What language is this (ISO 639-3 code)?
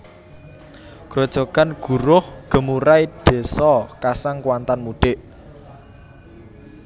jav